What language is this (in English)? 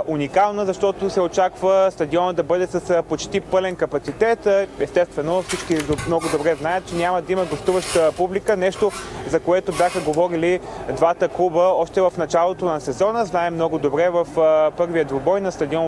Bulgarian